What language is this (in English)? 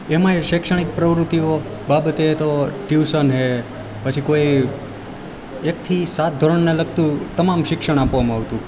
Gujarati